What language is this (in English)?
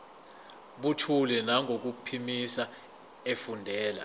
Zulu